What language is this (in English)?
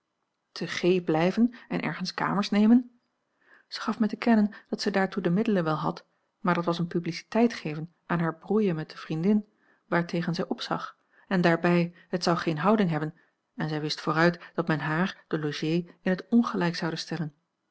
Dutch